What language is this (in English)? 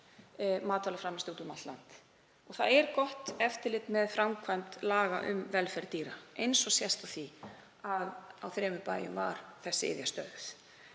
Icelandic